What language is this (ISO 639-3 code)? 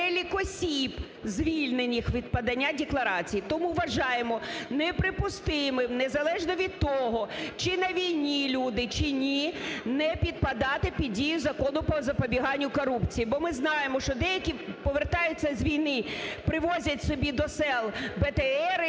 ukr